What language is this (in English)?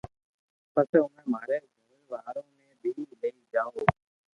Loarki